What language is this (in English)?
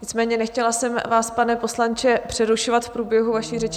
Czech